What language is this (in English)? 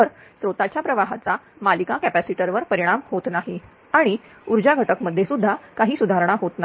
Marathi